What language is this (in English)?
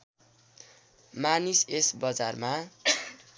Nepali